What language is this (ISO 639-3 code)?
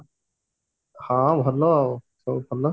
ori